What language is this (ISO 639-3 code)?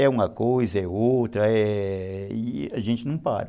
por